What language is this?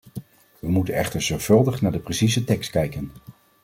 Dutch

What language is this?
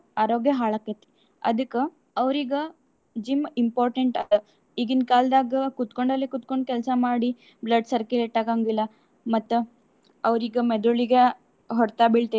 Kannada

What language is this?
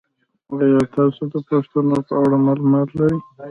Pashto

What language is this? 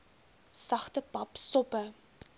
Afrikaans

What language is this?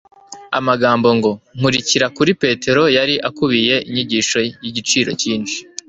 Kinyarwanda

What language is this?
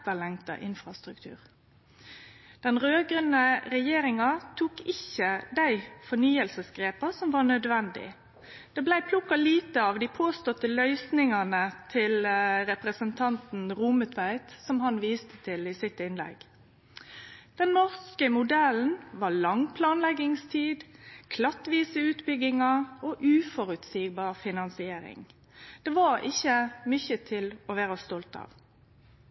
Norwegian Nynorsk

